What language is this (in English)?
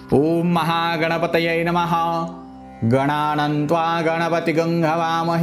Marathi